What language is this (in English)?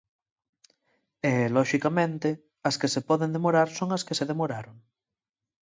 Galician